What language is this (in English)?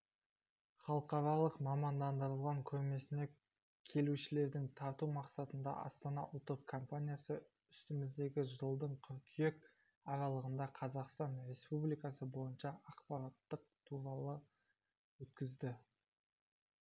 Kazakh